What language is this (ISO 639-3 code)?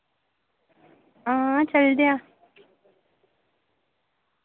doi